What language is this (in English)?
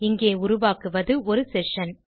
Tamil